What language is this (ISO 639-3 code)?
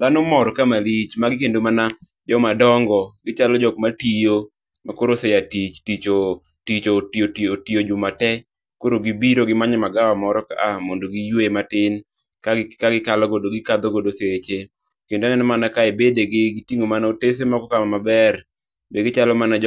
luo